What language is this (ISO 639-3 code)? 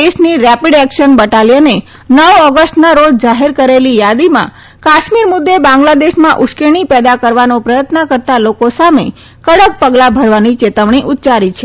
guj